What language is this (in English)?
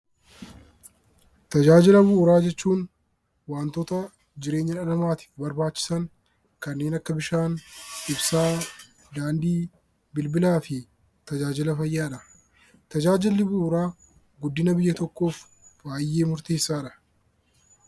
Oromo